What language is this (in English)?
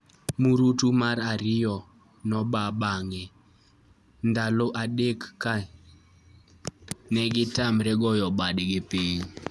Luo (Kenya and Tanzania)